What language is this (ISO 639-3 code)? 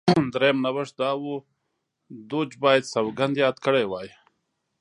pus